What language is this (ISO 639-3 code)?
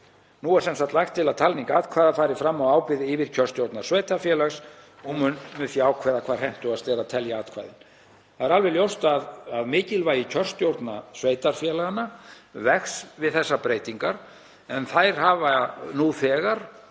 isl